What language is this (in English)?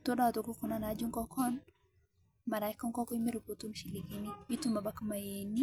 Masai